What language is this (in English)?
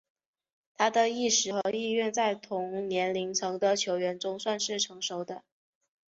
Chinese